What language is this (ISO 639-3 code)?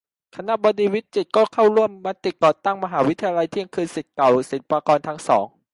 tha